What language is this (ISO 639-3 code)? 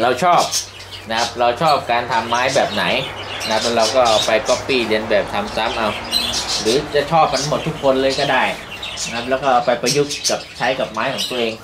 tha